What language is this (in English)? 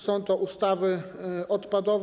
Polish